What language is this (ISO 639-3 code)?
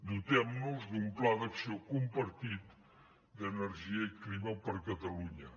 cat